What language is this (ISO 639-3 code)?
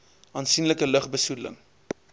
afr